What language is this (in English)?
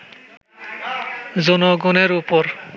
Bangla